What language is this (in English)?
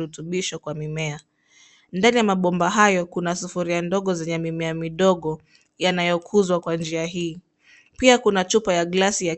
Swahili